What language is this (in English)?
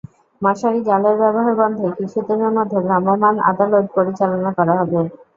Bangla